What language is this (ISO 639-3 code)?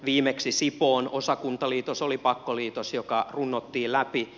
fin